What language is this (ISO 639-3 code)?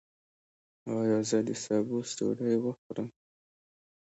pus